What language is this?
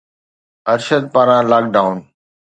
Sindhi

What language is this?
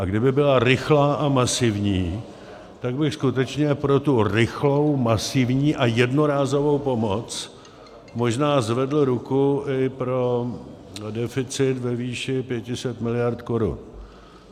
Czech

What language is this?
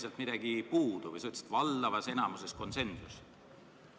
Estonian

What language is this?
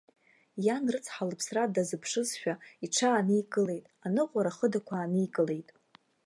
Abkhazian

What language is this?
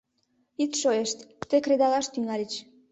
Mari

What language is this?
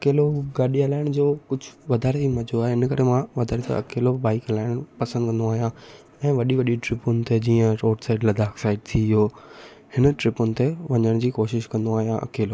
Sindhi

